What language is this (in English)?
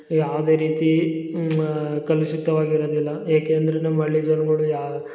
Kannada